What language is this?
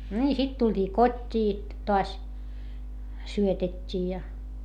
Finnish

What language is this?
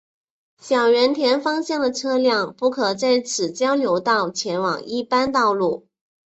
Chinese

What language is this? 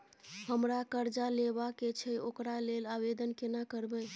Maithili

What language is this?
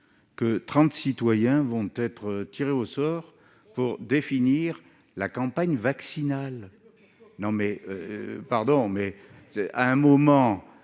French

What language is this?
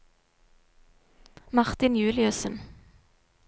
Norwegian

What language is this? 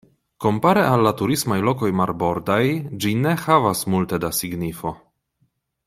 Esperanto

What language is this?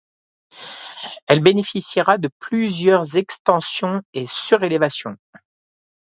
French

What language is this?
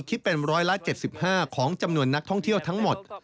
Thai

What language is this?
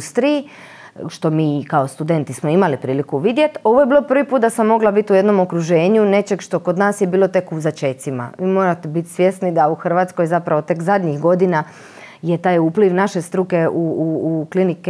Croatian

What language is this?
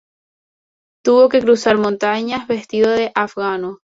Spanish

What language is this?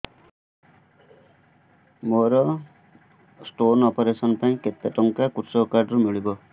Odia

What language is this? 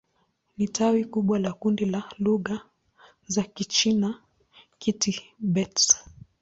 Swahili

